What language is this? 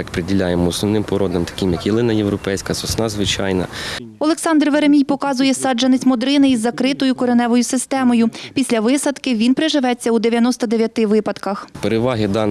Ukrainian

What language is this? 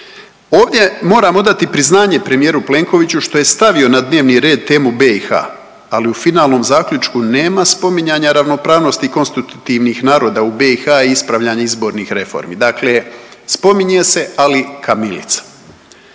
Croatian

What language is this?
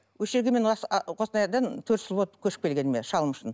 Kazakh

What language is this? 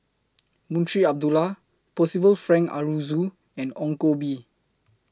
English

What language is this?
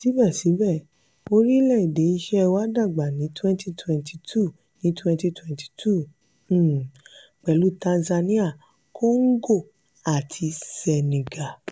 Yoruba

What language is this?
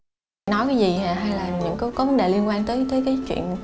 Vietnamese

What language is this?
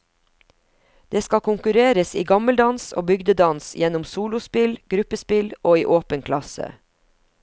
Norwegian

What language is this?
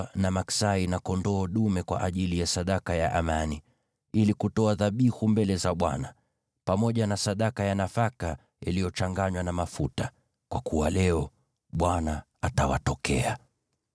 Swahili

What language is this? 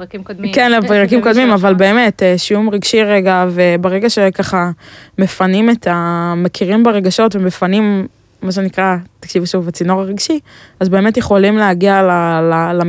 Hebrew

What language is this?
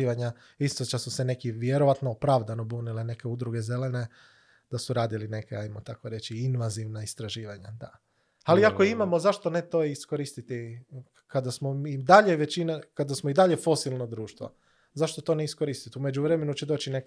Croatian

